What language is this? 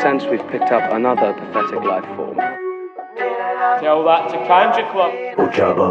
Swedish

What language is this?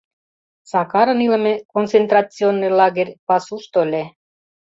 Mari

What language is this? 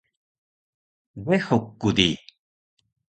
Taroko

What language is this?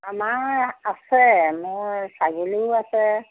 Assamese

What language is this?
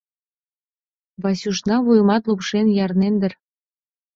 Mari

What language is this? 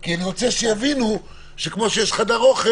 Hebrew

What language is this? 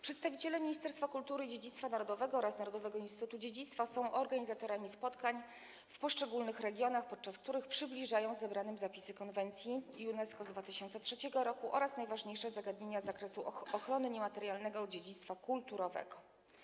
Polish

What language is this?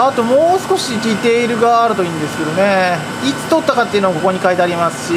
Japanese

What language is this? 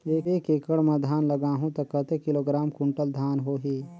Chhattisgarhi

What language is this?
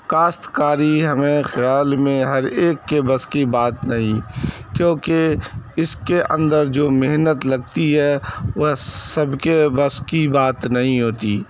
Urdu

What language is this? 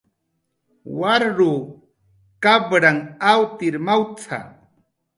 Jaqaru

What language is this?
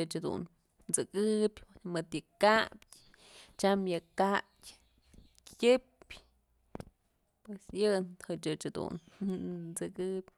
Mazatlán Mixe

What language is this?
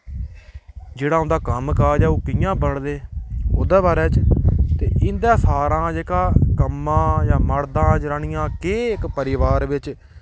Dogri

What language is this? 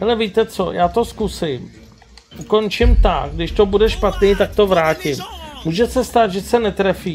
Czech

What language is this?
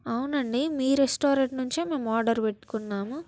Telugu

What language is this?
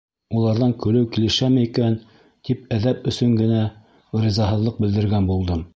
Bashkir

